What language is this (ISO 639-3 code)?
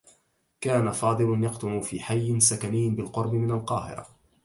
ara